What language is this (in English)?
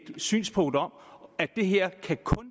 Danish